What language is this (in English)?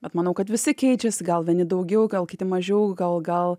Lithuanian